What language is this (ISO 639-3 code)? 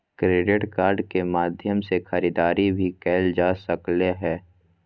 mag